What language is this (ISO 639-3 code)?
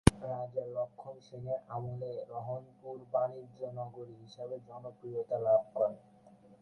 ben